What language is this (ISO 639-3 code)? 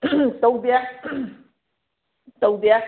mni